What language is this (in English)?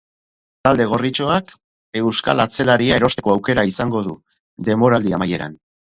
Basque